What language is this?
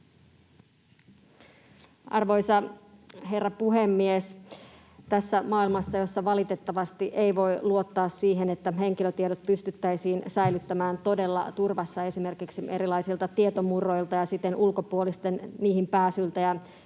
Finnish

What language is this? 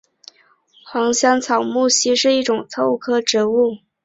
Chinese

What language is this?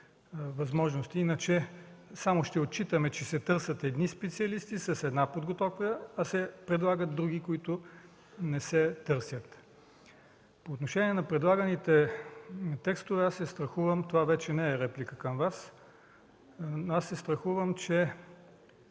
Bulgarian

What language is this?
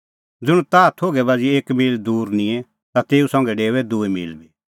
Kullu Pahari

